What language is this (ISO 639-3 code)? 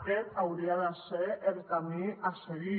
cat